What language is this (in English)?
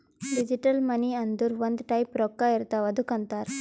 Kannada